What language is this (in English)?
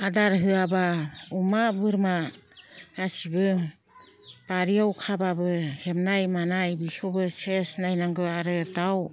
Bodo